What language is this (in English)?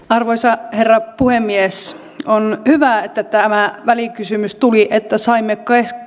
Finnish